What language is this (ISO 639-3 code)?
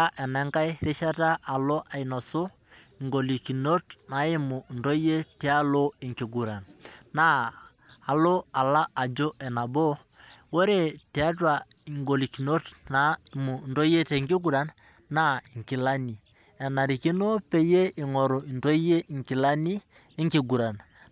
mas